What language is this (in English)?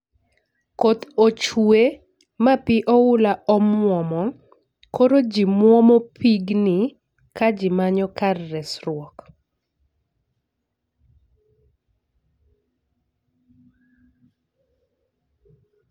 Luo (Kenya and Tanzania)